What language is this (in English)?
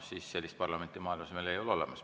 Estonian